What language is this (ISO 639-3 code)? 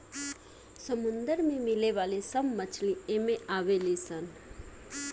bho